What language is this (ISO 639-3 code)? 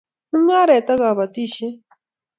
kln